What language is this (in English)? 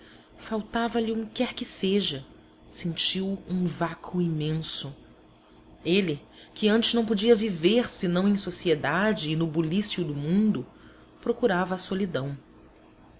Portuguese